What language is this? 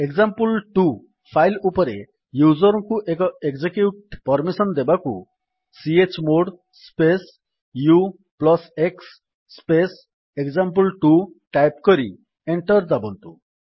Odia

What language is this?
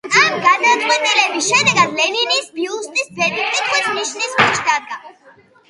Georgian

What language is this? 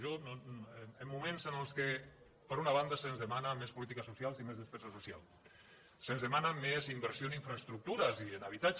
Catalan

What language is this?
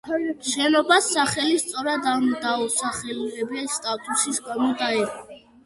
Georgian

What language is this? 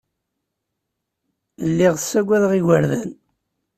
Kabyle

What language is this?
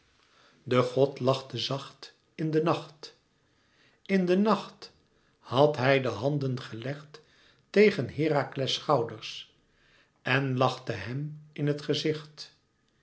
Dutch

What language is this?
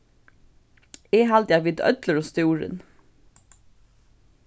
Faroese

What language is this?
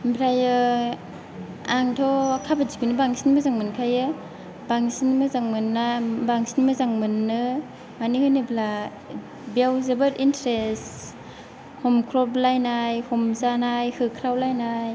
Bodo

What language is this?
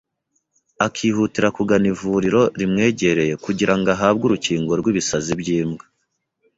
Kinyarwanda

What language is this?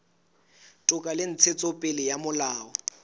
Southern Sotho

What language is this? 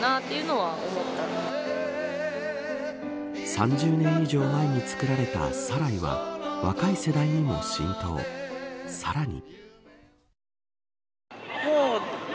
Japanese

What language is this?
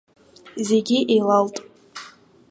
Abkhazian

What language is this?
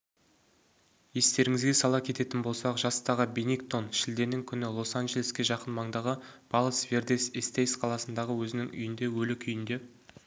Kazakh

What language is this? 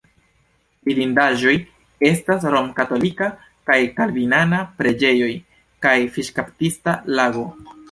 Esperanto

